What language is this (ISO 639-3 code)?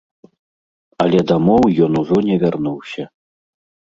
bel